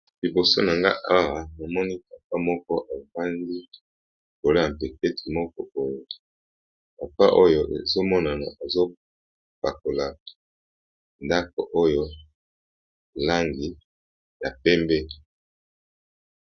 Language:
Lingala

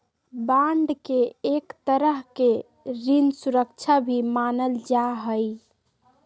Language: Magahi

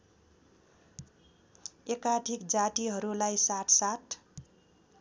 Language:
Nepali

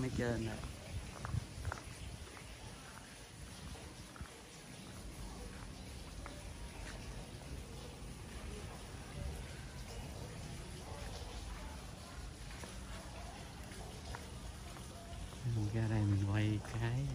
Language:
Vietnamese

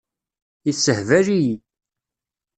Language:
Kabyle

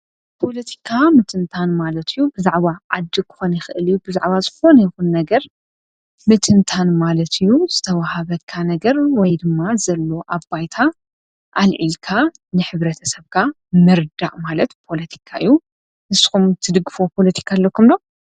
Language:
Tigrinya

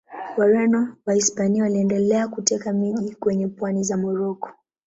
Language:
Swahili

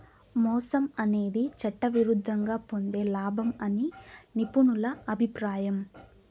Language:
Telugu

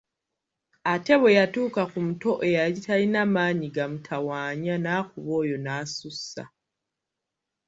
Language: Ganda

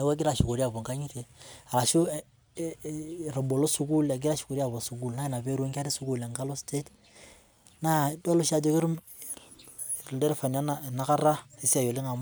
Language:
Masai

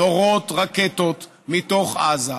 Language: Hebrew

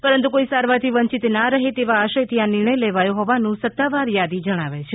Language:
Gujarati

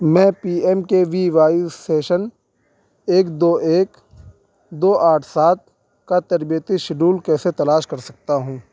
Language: Urdu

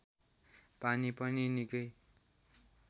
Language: Nepali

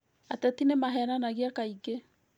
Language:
Kikuyu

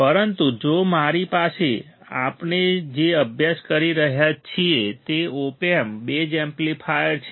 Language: Gujarati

